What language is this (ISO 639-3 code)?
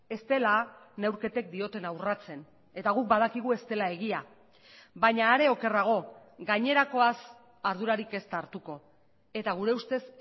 eus